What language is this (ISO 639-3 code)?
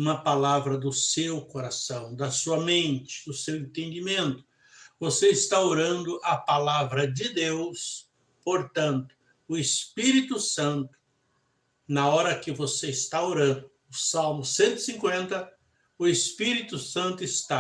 por